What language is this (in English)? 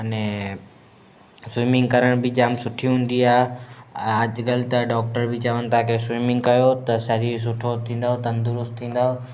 Sindhi